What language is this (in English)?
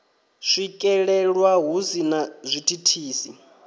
Venda